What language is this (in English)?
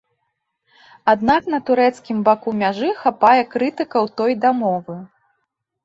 Belarusian